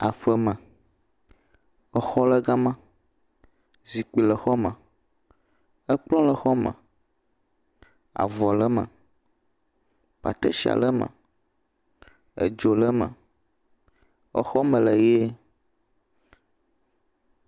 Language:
Ewe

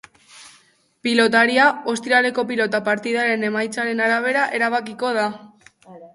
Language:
Basque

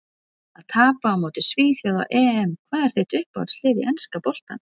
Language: Icelandic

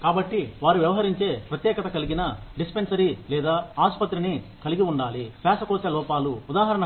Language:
Telugu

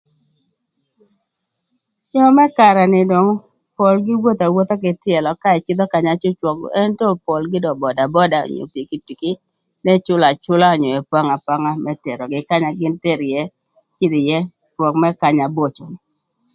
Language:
Thur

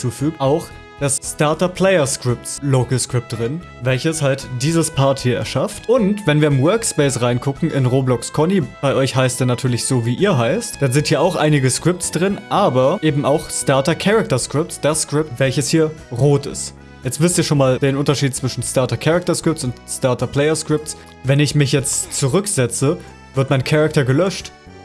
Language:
German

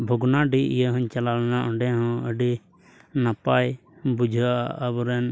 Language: Santali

